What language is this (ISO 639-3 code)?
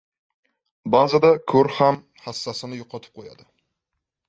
uzb